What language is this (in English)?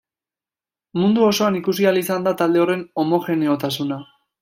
Basque